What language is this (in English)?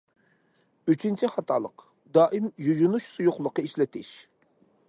Uyghur